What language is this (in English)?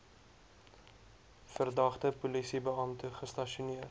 Afrikaans